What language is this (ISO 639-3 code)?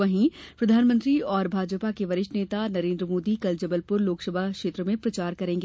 hin